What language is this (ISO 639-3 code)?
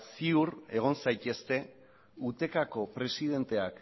eus